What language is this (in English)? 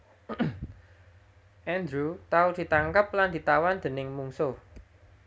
Javanese